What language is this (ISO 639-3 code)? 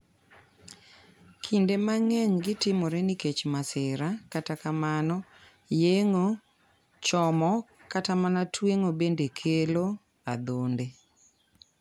luo